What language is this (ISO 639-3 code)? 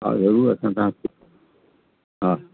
snd